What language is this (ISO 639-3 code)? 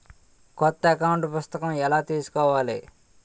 tel